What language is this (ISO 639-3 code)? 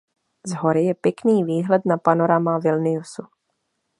ces